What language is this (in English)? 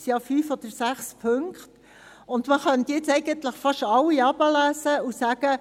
Swiss German